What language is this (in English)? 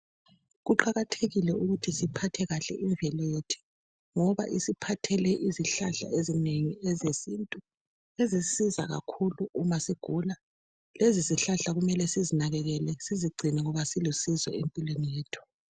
North Ndebele